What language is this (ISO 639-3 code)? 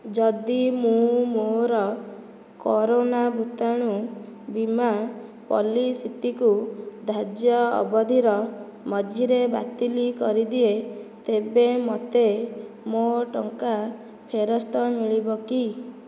ori